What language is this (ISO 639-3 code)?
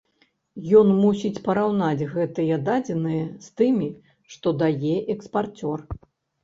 bel